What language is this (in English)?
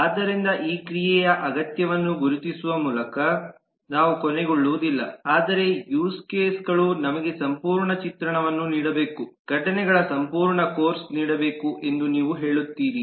Kannada